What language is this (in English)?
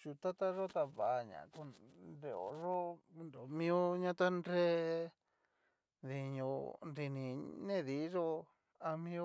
Cacaloxtepec Mixtec